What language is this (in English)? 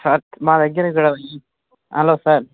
Telugu